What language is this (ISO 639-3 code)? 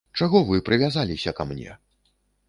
bel